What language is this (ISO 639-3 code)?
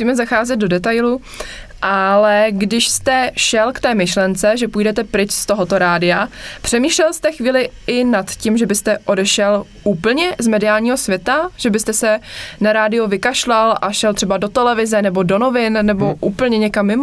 ces